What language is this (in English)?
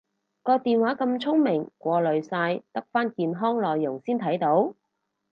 Cantonese